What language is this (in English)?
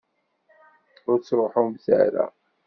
Kabyle